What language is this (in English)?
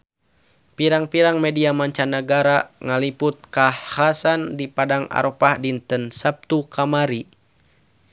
Sundanese